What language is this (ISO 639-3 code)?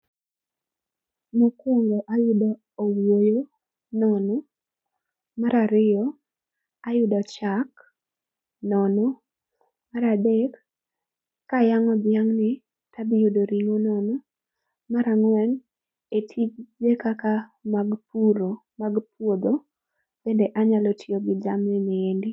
luo